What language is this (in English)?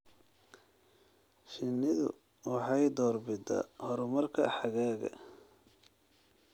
Somali